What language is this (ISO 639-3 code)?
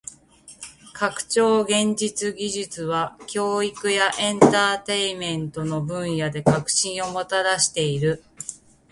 jpn